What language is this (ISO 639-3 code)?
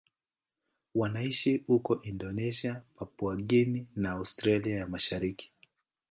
swa